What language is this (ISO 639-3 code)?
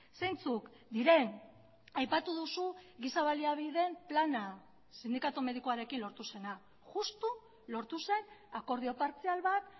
eus